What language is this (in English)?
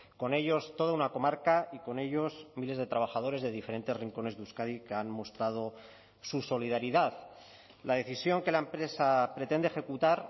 Spanish